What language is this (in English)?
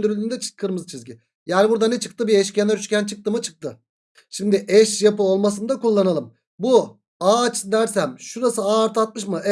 Turkish